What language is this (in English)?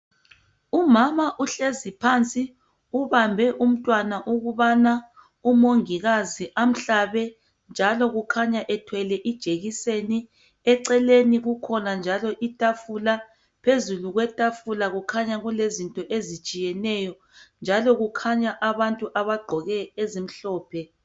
North Ndebele